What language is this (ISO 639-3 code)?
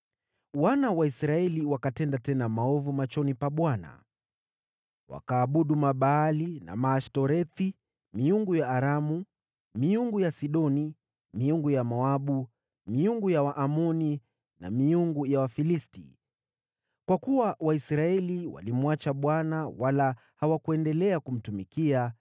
swa